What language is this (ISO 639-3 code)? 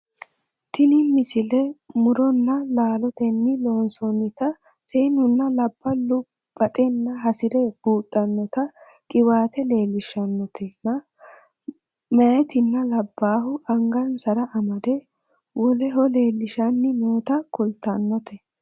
sid